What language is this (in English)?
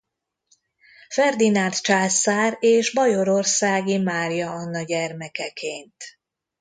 Hungarian